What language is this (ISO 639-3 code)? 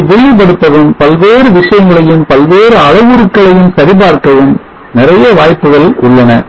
tam